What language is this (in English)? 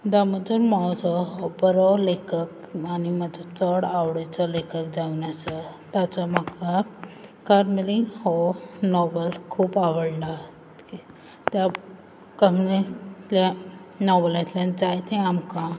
Konkani